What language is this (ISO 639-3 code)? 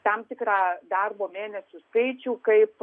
lit